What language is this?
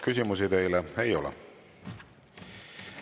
Estonian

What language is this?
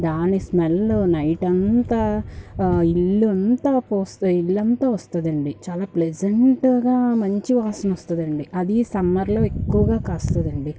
Telugu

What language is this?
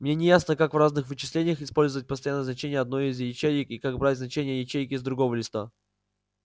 Russian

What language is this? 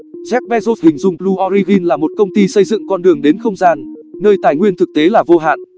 Vietnamese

